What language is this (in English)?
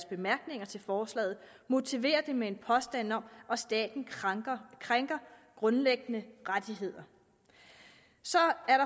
Danish